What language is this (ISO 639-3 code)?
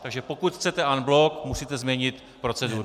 ces